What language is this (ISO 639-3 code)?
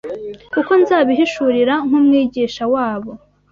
kin